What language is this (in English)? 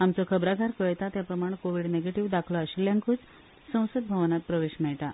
Konkani